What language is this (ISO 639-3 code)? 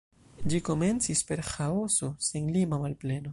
epo